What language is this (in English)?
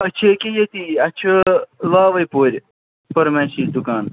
Kashmiri